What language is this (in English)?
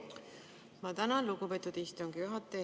Estonian